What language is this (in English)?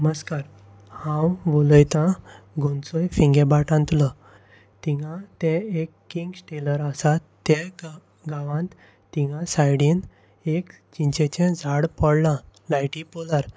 Konkani